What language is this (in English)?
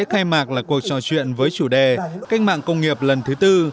Vietnamese